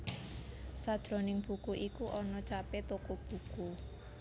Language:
Javanese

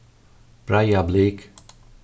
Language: Faroese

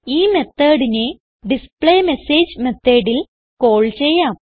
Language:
Malayalam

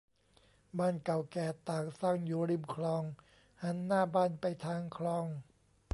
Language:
Thai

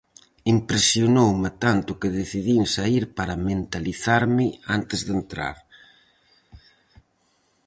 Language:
Galician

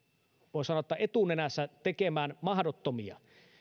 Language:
Finnish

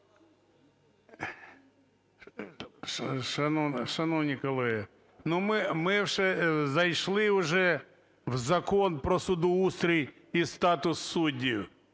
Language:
Ukrainian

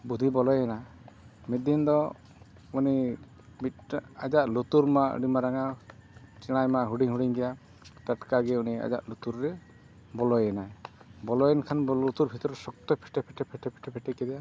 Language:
Santali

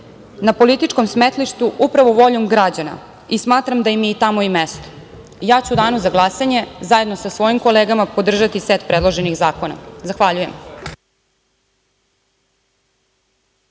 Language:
Serbian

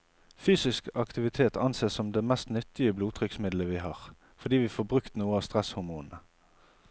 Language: Norwegian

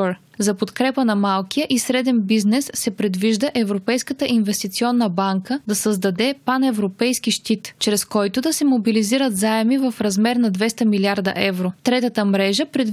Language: Bulgarian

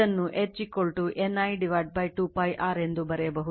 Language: Kannada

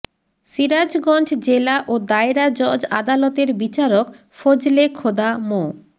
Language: Bangla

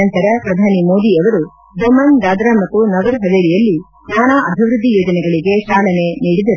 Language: Kannada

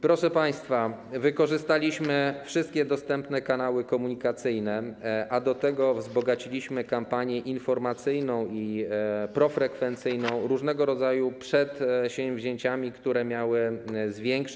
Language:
Polish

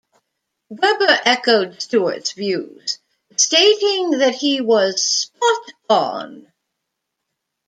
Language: English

